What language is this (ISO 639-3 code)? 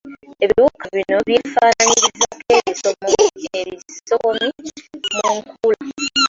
lug